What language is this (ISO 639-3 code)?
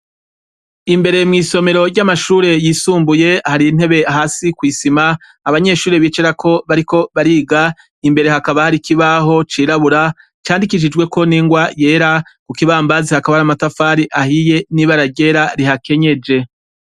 run